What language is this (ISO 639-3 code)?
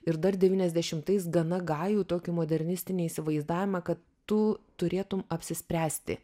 lit